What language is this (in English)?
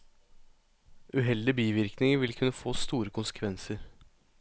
Norwegian